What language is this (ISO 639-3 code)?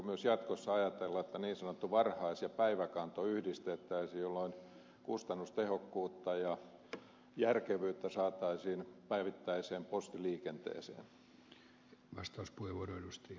fin